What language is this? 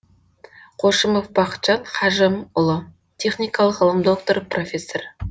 Kazakh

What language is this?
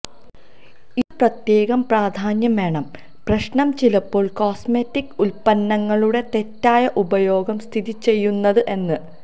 Malayalam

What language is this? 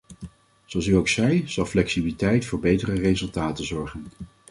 Dutch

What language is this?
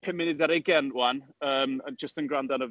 Welsh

